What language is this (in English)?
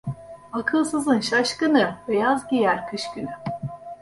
Turkish